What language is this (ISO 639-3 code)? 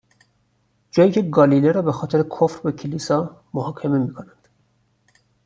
fas